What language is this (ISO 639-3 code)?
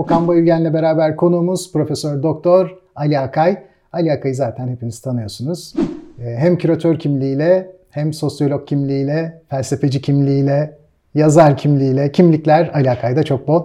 tur